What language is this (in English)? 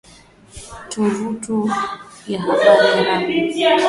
Swahili